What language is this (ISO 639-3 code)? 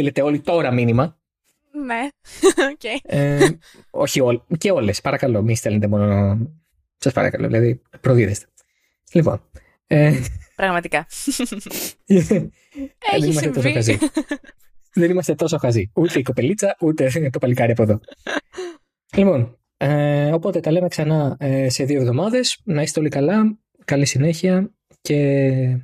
ell